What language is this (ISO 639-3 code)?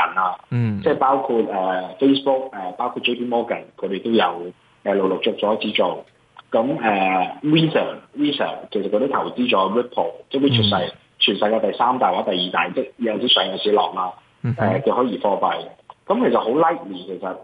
zho